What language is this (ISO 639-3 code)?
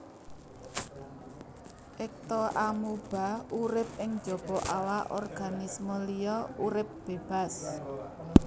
jav